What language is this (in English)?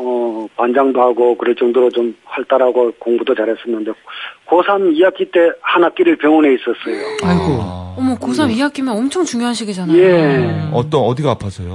Korean